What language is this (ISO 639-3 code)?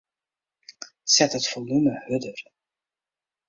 fry